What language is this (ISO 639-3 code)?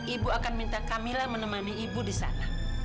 ind